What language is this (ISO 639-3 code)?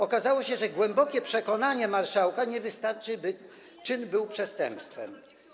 pol